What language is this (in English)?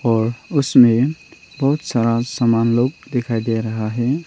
Hindi